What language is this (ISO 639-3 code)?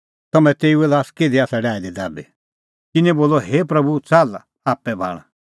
kfx